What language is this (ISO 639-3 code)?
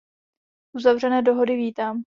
ces